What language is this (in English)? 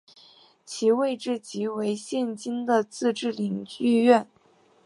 Chinese